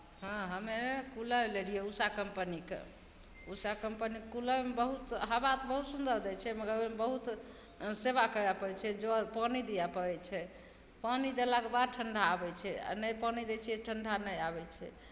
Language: Maithili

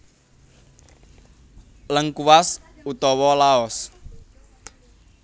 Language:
Javanese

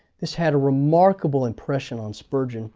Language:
English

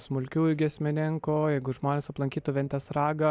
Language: Lithuanian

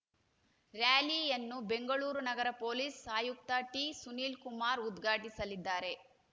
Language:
Kannada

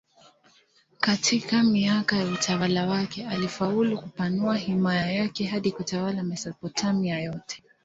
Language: Swahili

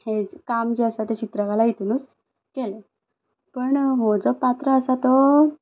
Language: Konkani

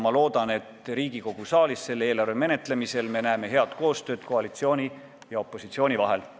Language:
Estonian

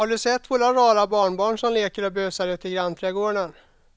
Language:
Swedish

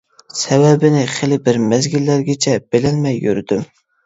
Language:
Uyghur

